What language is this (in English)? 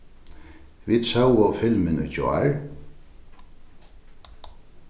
Faroese